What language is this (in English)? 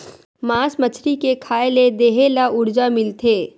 Chhattisgarhi